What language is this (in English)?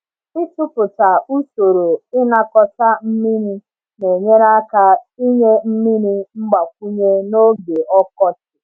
Igbo